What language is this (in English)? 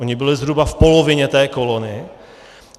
Czech